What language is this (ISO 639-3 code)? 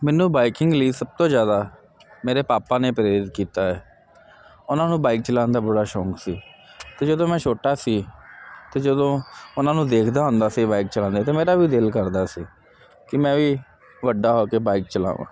pan